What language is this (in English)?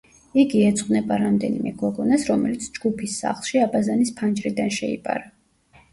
Georgian